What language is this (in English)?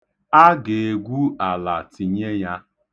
Igbo